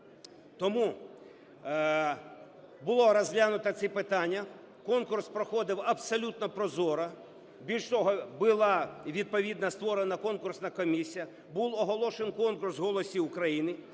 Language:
Ukrainian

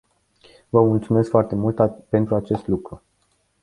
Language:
Romanian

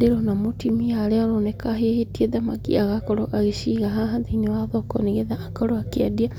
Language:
Kikuyu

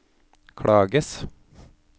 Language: Norwegian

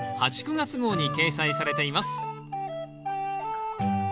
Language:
Japanese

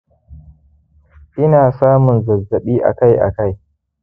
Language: Hausa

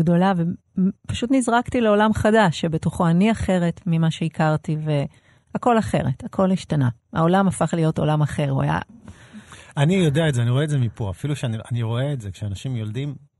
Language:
Hebrew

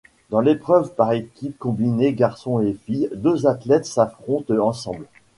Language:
French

